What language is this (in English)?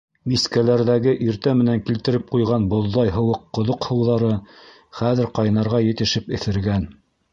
Bashkir